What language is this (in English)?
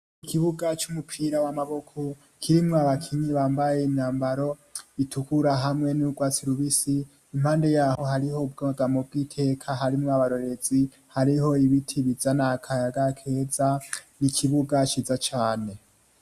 Rundi